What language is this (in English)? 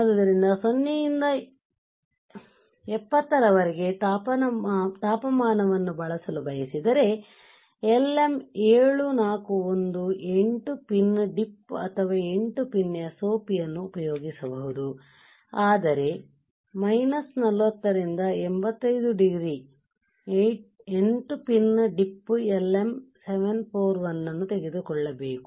Kannada